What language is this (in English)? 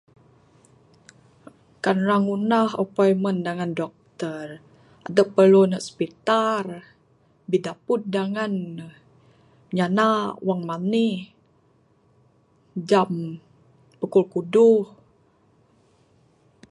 Bukar-Sadung Bidayuh